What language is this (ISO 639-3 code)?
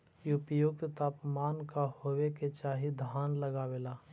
mag